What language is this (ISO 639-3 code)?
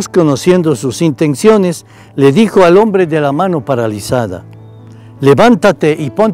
spa